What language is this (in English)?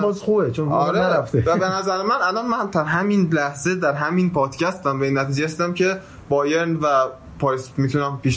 Persian